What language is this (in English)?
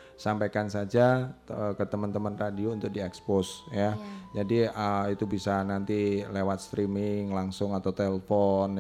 Indonesian